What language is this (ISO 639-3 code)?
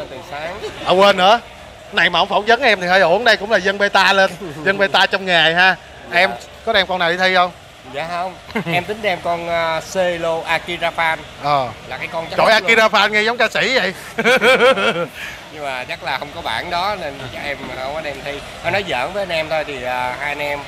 vie